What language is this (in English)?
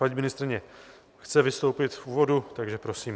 Czech